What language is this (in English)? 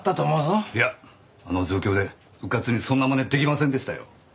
Japanese